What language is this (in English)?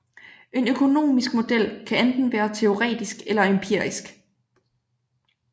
Danish